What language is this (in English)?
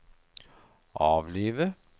Norwegian